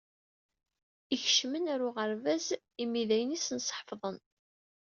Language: Kabyle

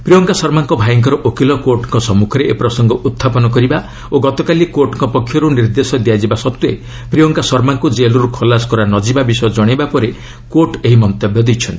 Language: Odia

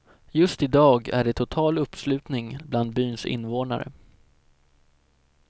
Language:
Swedish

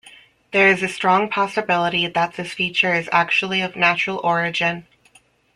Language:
English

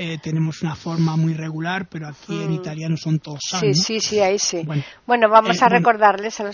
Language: Spanish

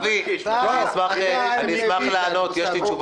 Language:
Hebrew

